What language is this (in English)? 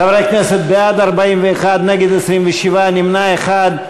Hebrew